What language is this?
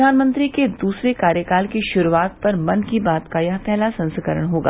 Hindi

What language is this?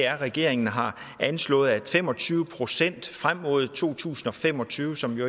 Danish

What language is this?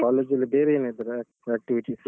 Kannada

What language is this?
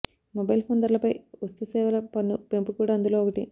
Telugu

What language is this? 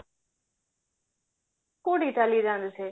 Odia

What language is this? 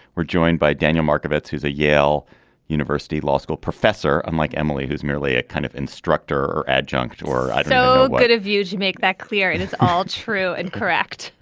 English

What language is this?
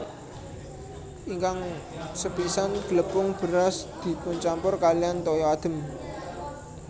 Javanese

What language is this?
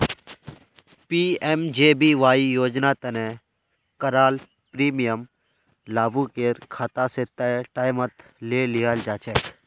Magahi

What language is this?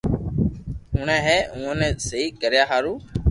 Loarki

